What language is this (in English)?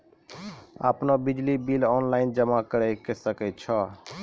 Maithili